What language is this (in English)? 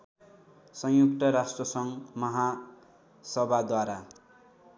Nepali